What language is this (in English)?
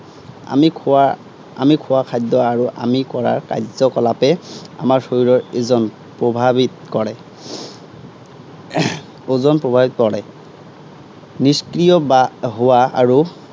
Assamese